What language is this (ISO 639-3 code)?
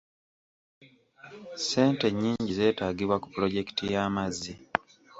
lug